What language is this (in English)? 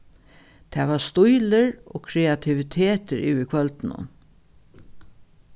Faroese